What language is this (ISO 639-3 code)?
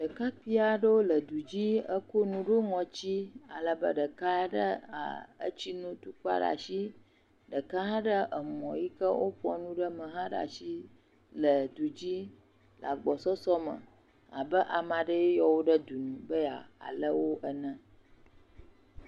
ewe